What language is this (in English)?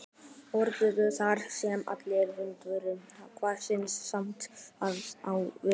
Icelandic